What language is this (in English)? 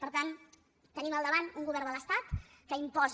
Catalan